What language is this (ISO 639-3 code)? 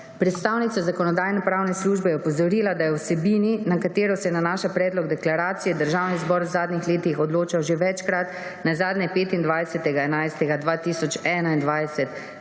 slv